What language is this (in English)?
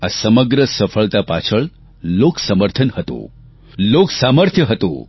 Gujarati